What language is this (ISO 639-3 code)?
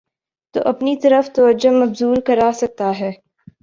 urd